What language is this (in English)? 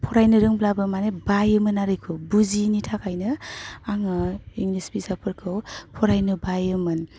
Bodo